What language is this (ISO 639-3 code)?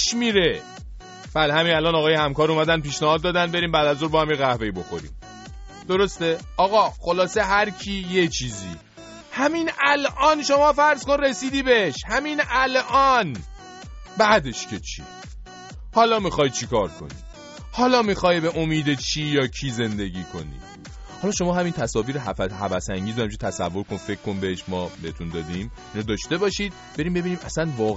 fas